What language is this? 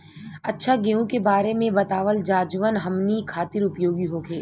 Bhojpuri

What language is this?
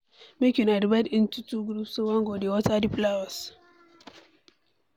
Nigerian Pidgin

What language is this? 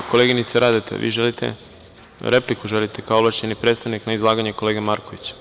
Serbian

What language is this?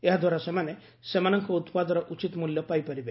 Odia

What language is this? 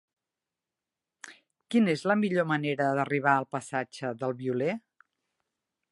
Catalan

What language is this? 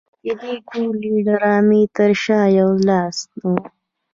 Pashto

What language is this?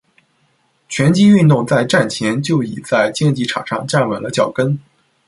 Chinese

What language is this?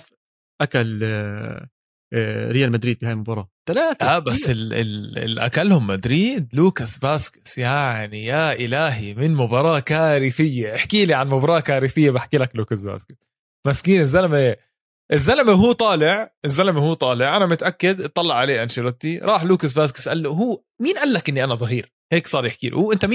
Arabic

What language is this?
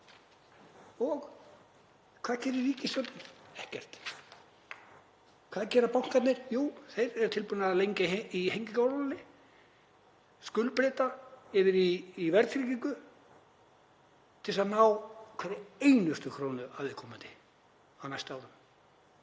Icelandic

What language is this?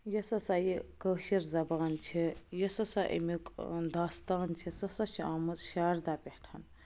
Kashmiri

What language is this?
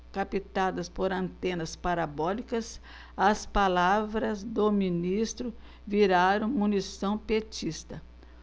Portuguese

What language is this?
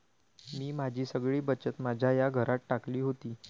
Marathi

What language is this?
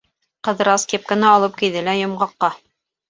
Bashkir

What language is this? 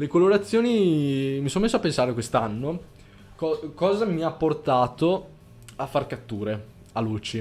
Italian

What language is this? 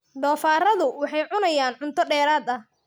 Somali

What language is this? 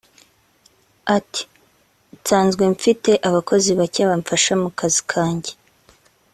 Kinyarwanda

